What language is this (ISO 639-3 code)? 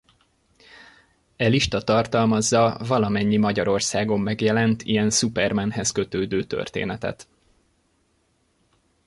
hun